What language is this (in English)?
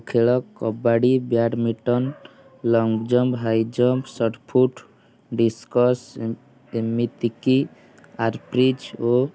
Odia